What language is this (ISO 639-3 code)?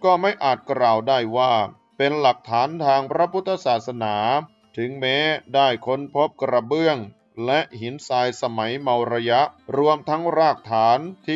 tha